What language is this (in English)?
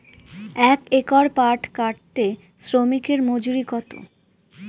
Bangla